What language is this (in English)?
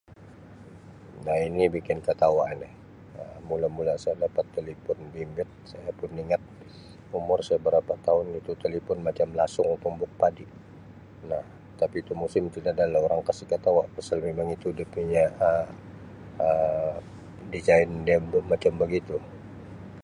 Sabah Malay